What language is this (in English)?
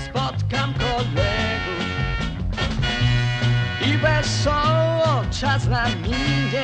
Polish